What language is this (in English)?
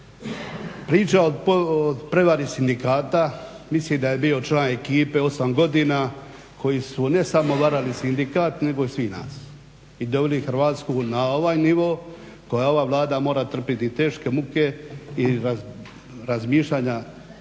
Croatian